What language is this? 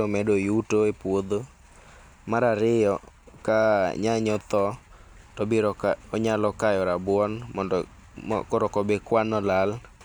Luo (Kenya and Tanzania)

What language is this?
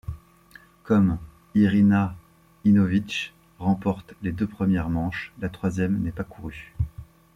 French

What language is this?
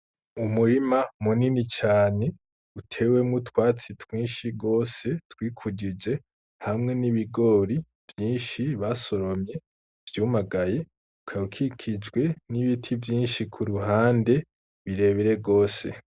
Rundi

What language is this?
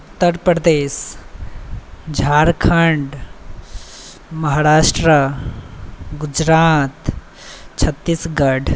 Maithili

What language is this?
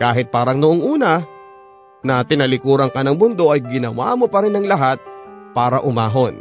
Filipino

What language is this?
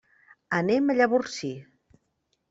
Catalan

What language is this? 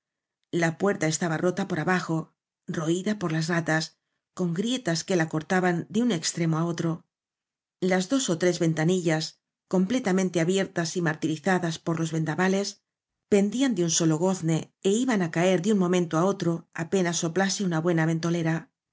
Spanish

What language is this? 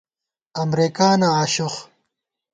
Gawar-Bati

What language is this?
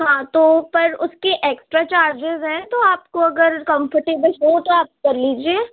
Urdu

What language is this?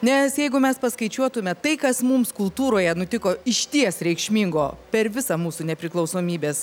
Lithuanian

